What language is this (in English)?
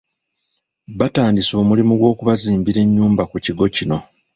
Ganda